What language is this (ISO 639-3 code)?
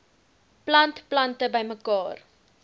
afr